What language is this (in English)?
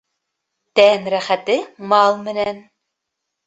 Bashkir